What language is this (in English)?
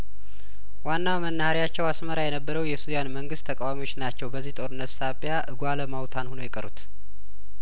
Amharic